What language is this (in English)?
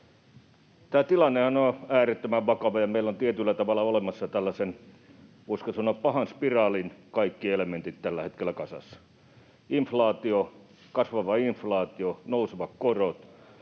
Finnish